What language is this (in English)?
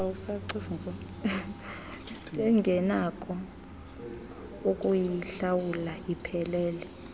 Xhosa